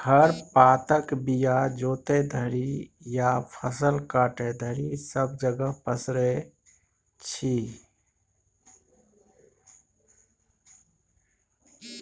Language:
Maithili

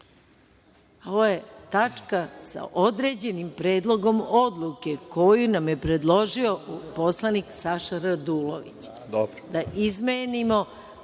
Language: Serbian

